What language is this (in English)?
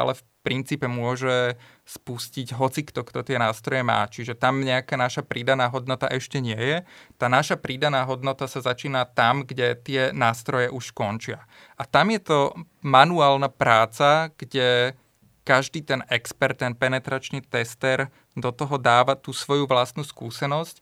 Slovak